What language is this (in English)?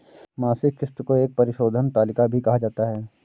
Hindi